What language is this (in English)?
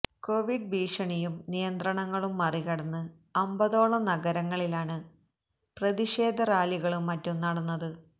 Malayalam